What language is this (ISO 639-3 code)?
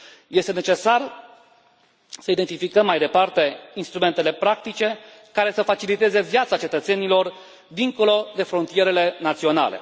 ron